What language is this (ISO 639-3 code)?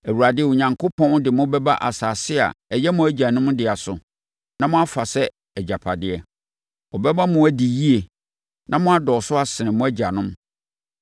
aka